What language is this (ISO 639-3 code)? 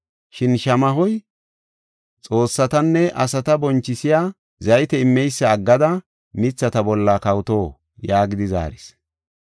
gof